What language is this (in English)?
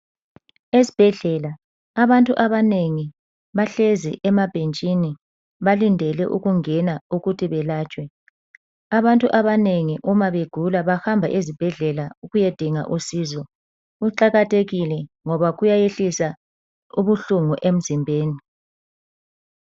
North Ndebele